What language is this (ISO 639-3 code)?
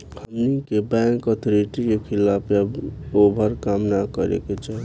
bho